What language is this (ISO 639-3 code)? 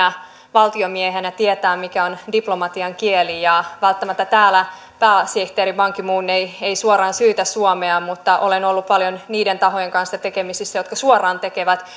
fin